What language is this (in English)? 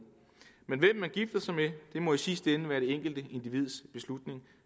Danish